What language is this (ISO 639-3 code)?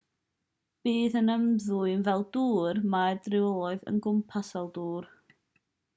cym